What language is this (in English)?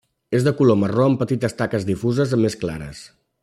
Catalan